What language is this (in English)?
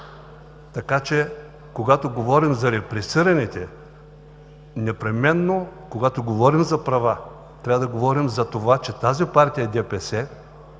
Bulgarian